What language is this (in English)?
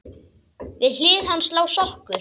Icelandic